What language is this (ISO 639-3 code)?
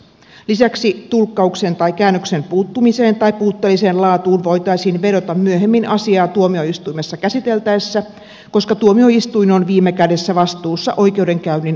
fin